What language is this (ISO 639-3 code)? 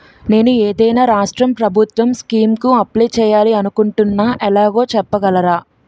tel